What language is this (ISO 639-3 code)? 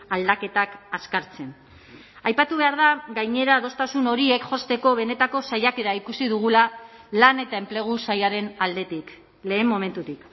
eus